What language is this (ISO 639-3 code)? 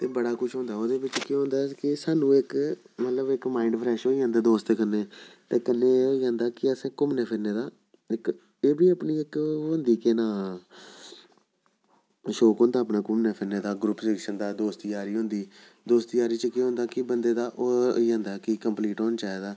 doi